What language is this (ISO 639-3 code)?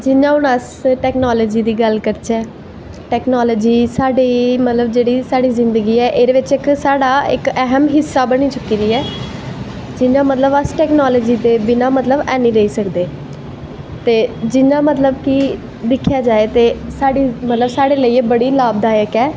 doi